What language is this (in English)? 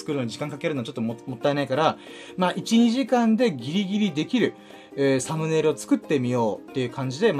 Japanese